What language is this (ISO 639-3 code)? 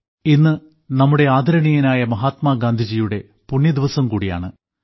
mal